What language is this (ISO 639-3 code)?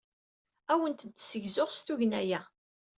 kab